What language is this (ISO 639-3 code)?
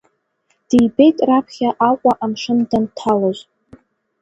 abk